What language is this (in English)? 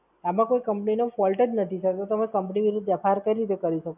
Gujarati